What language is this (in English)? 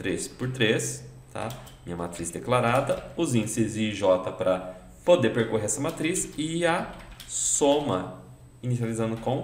Portuguese